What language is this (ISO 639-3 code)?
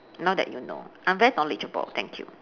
eng